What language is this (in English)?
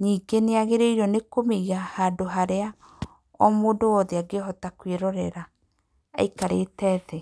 Kikuyu